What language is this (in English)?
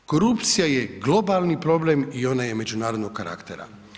Croatian